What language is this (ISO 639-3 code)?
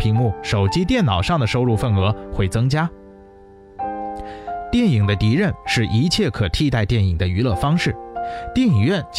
zho